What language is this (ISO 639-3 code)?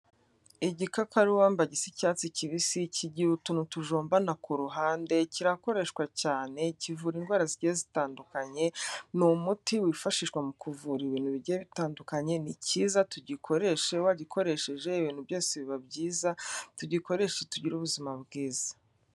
kin